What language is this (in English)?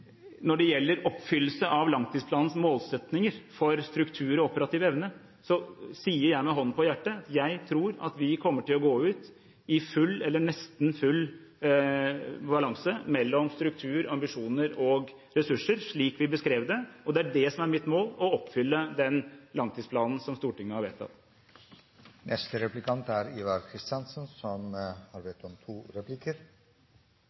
Norwegian Bokmål